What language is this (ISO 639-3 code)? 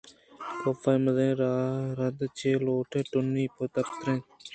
bgp